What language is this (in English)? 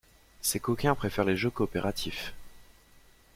French